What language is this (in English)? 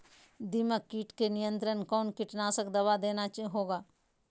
Magahi